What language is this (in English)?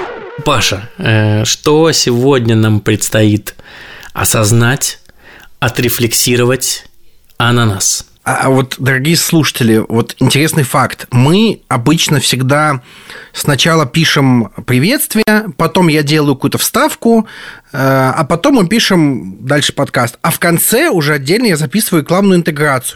Russian